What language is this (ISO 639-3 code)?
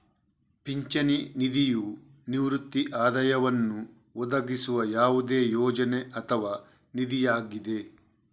kan